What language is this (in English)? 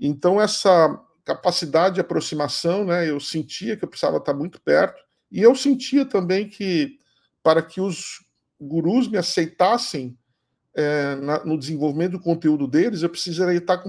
Portuguese